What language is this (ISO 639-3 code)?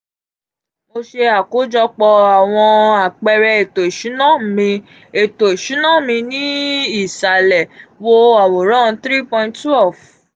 yor